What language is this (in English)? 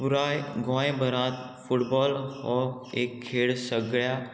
Konkani